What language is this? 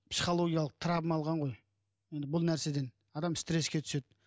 Kazakh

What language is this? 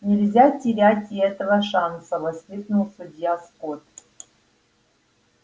Russian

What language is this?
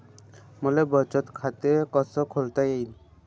Marathi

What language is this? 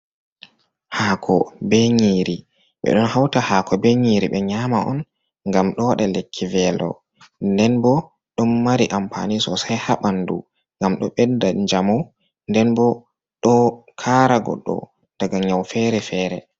Fula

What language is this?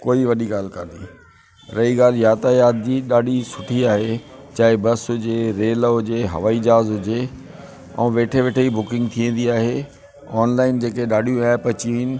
Sindhi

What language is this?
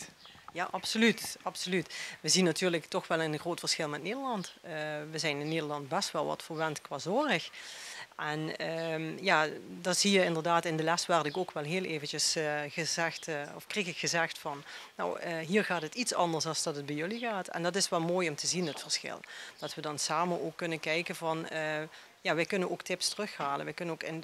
Dutch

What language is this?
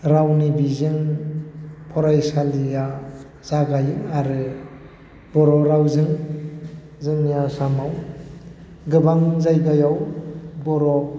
Bodo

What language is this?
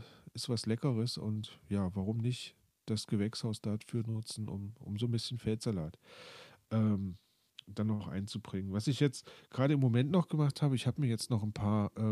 German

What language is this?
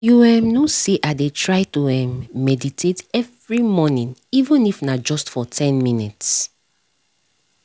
Nigerian Pidgin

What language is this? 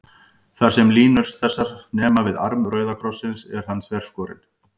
Icelandic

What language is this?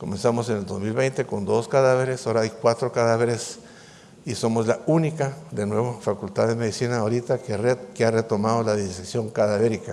Spanish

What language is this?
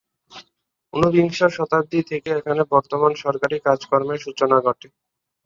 Bangla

